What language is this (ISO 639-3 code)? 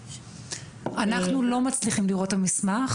heb